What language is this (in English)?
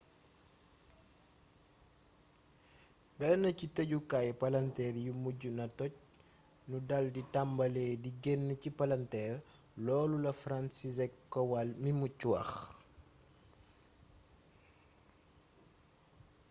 Wolof